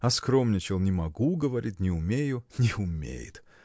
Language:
Russian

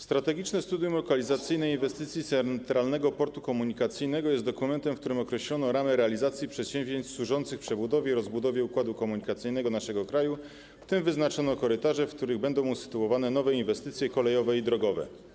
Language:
Polish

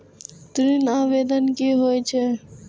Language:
Maithili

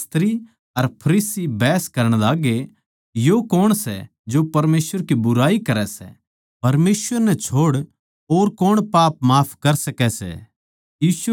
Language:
Haryanvi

